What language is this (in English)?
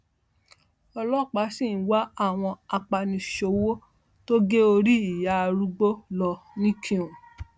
Yoruba